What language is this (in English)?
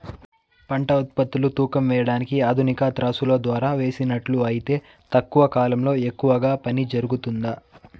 Telugu